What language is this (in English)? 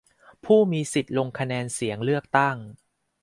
Thai